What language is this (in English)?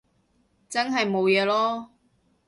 Cantonese